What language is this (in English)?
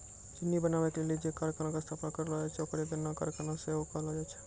Maithili